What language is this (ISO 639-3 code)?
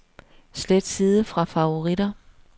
dan